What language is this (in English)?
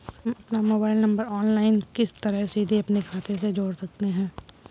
Hindi